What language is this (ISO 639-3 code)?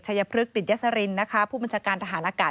tha